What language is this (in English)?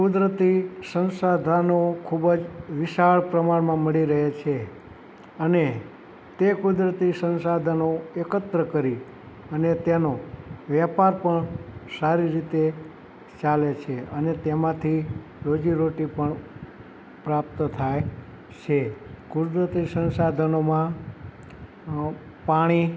Gujarati